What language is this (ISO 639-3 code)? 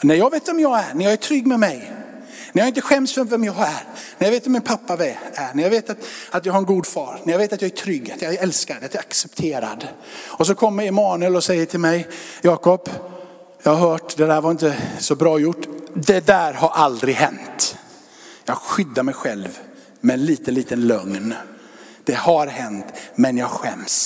swe